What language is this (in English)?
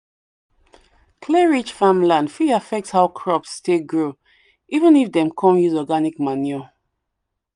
Nigerian Pidgin